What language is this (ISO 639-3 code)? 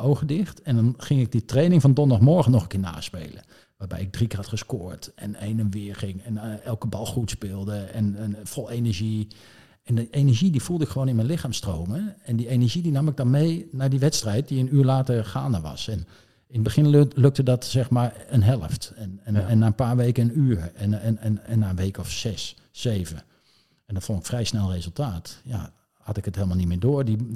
nld